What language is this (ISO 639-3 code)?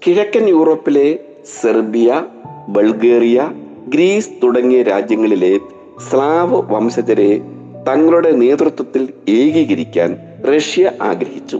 mal